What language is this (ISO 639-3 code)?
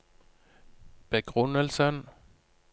nor